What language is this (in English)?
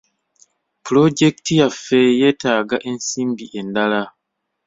Ganda